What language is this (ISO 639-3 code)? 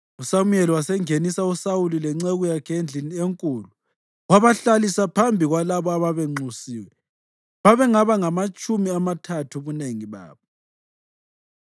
nde